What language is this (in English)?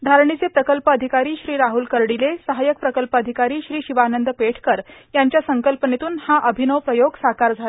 Marathi